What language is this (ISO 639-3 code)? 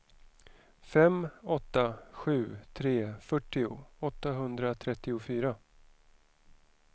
swe